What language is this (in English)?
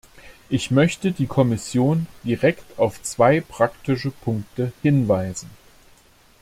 German